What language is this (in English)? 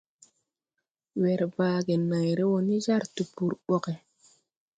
Tupuri